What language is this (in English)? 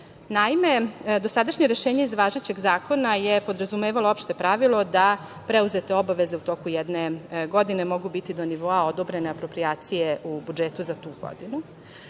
Serbian